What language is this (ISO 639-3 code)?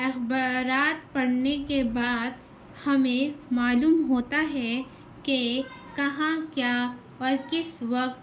urd